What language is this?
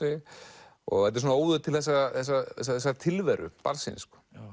Icelandic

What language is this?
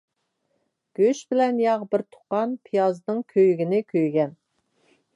Uyghur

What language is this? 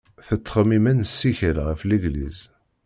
Kabyle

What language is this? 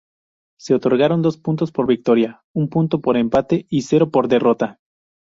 Spanish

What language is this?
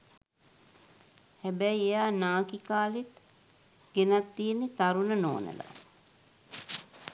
Sinhala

